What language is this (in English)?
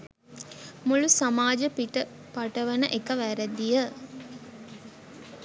Sinhala